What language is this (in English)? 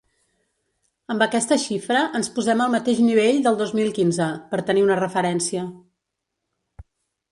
Catalan